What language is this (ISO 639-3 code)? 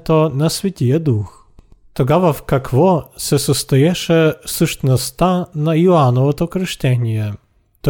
bul